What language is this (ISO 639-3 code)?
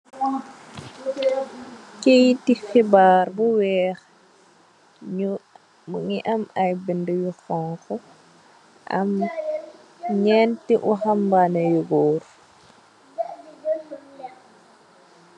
wol